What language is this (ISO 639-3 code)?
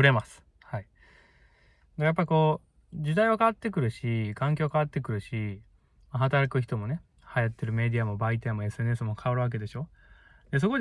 jpn